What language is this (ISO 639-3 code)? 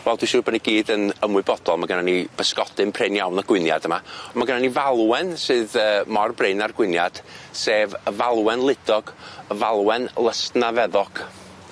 cym